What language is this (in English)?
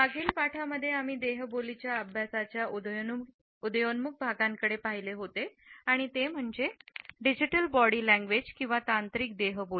Marathi